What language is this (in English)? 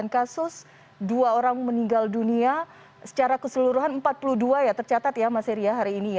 Indonesian